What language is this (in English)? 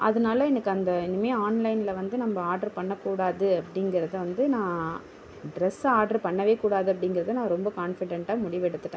Tamil